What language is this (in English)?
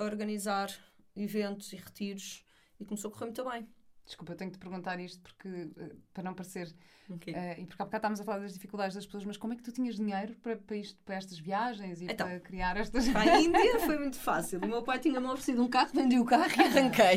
Portuguese